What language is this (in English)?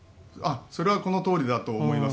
Japanese